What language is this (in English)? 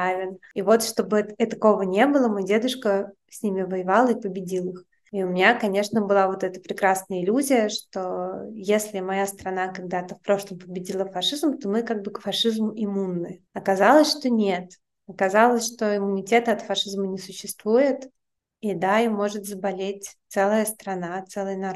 Russian